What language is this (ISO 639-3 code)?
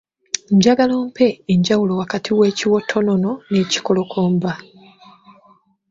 lug